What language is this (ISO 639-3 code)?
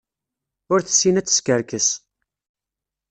kab